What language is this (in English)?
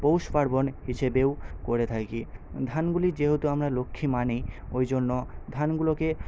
Bangla